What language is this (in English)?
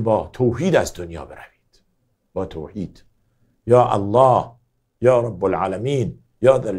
Persian